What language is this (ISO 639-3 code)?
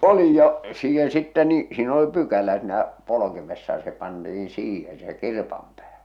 fin